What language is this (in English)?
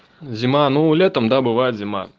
Russian